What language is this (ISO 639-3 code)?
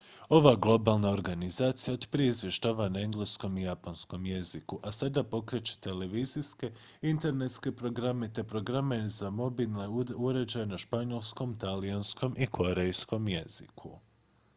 hrv